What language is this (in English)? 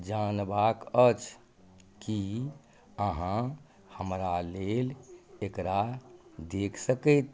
Maithili